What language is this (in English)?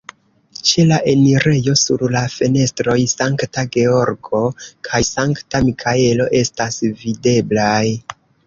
Esperanto